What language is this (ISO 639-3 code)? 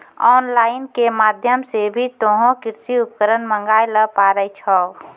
mai